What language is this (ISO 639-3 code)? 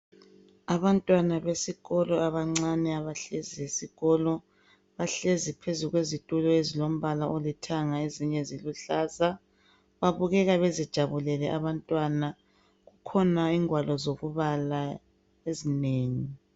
nde